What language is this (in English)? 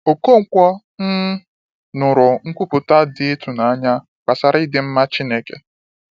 Igbo